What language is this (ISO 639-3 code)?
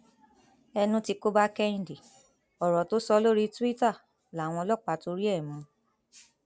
yor